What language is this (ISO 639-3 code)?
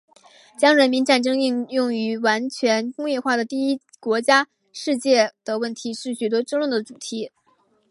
zho